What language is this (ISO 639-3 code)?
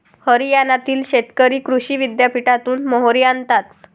mar